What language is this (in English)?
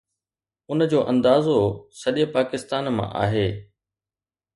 Sindhi